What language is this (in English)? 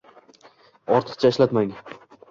Uzbek